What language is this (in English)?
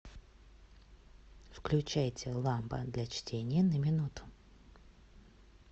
Russian